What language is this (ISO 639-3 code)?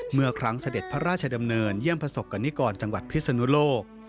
tha